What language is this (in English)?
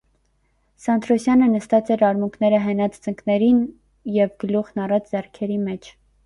Armenian